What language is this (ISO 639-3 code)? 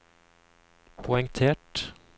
nor